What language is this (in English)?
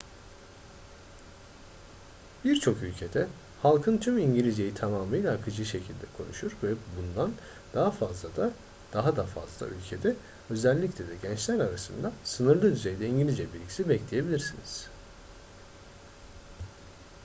Turkish